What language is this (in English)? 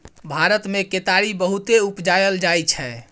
Maithili